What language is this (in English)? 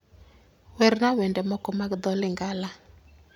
Luo (Kenya and Tanzania)